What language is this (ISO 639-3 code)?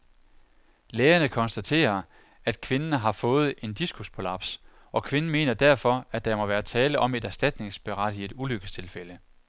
dan